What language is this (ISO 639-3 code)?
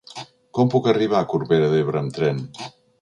cat